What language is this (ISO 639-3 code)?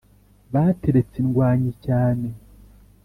kin